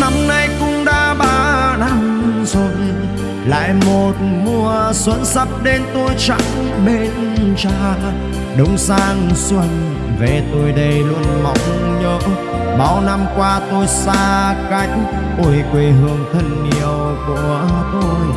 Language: Vietnamese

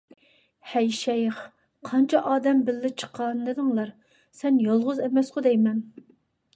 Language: Uyghur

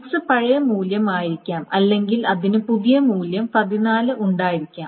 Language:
Malayalam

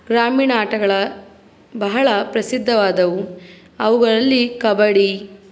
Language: Kannada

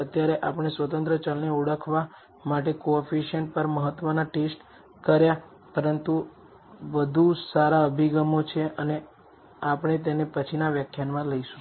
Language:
Gujarati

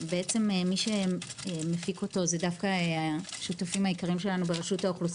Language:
Hebrew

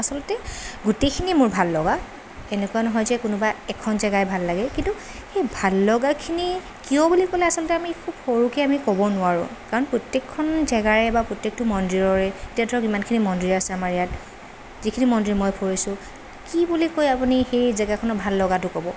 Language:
Assamese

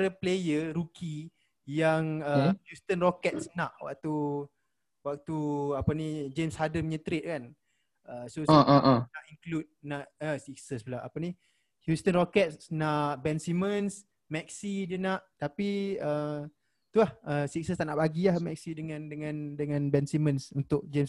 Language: Malay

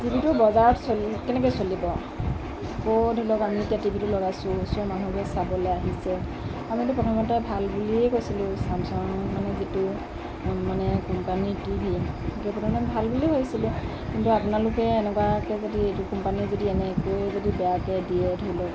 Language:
Assamese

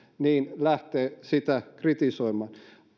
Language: Finnish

